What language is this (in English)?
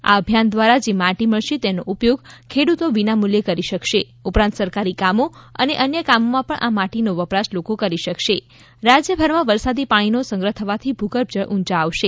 Gujarati